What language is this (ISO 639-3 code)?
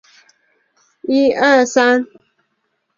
zho